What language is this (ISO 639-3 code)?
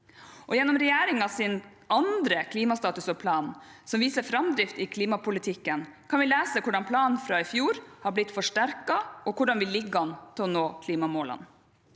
nor